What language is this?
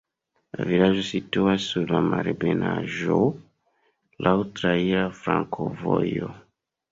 Esperanto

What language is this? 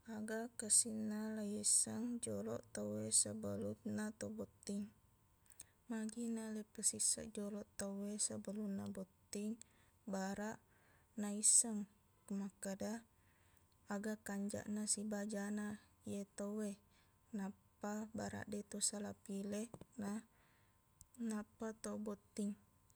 Buginese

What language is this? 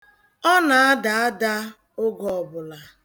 Igbo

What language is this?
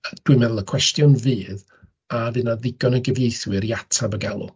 Welsh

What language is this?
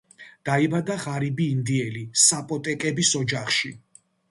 Georgian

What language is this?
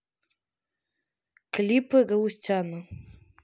Russian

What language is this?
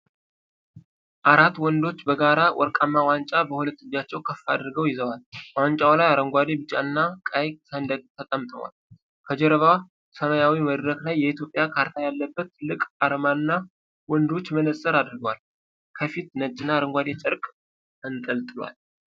Amharic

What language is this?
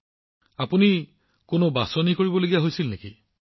Assamese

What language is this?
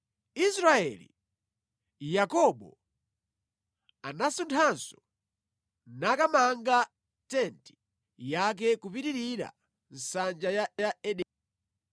Nyanja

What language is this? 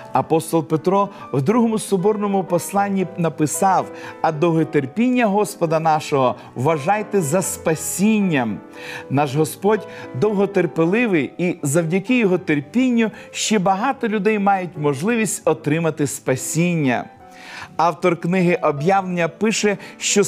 Ukrainian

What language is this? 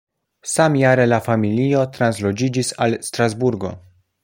Esperanto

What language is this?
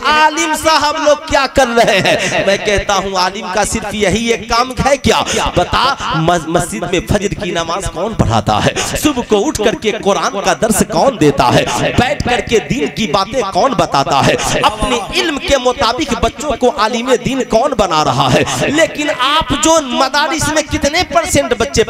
Hindi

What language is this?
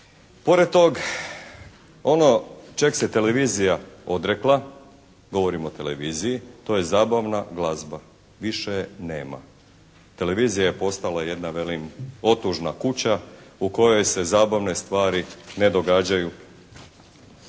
Croatian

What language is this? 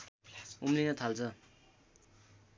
Nepali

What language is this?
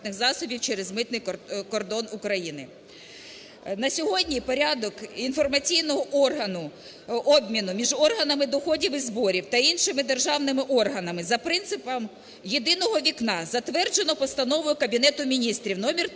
Ukrainian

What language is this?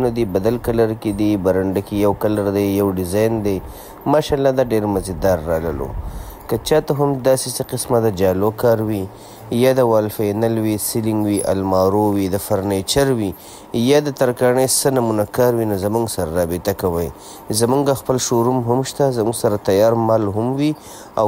Arabic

